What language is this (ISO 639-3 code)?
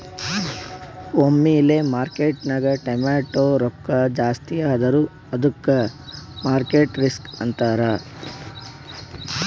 kan